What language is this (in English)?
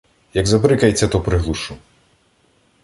Ukrainian